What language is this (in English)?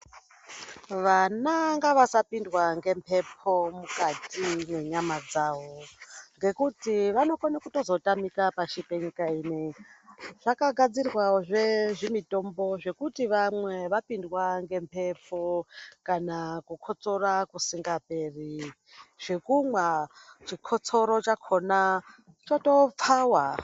Ndau